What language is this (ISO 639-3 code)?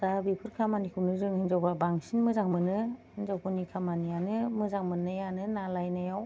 brx